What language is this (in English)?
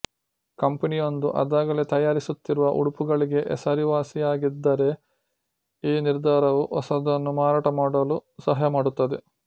Kannada